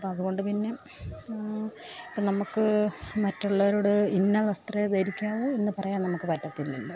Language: Malayalam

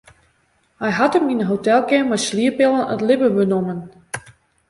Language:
Western Frisian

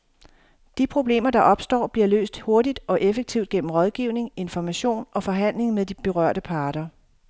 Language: Danish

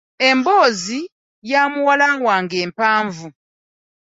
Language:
Ganda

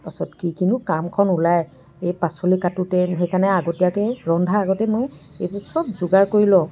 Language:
Assamese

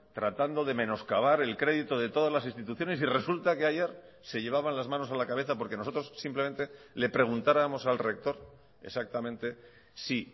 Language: Spanish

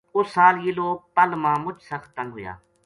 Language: Gujari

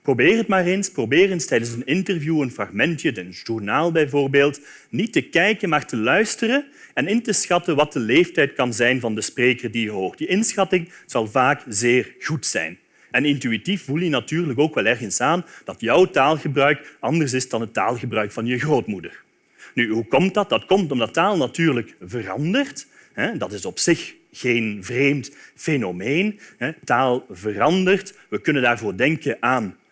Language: Dutch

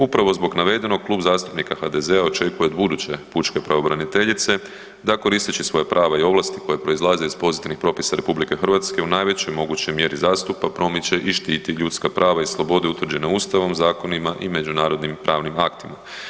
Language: Croatian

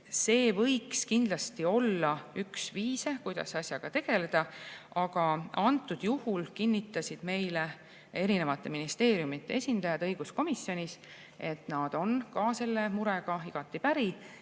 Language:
Estonian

